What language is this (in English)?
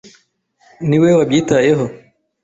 Kinyarwanda